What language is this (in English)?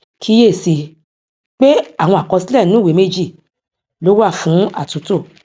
Yoruba